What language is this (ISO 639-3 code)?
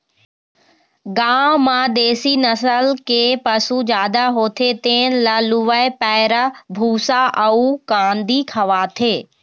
hne